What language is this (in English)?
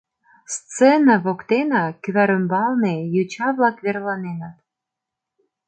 Mari